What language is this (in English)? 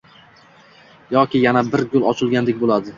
Uzbek